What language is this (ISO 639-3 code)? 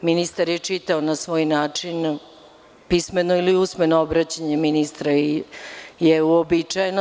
srp